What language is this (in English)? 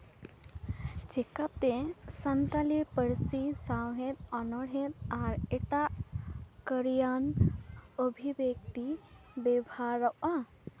Santali